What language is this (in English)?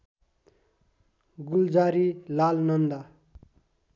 Nepali